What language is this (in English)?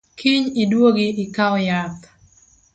Luo (Kenya and Tanzania)